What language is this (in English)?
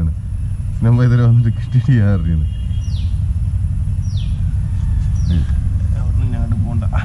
Malayalam